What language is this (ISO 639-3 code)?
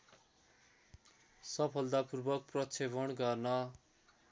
nep